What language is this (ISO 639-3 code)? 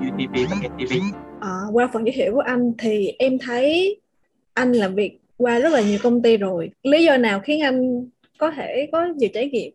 vie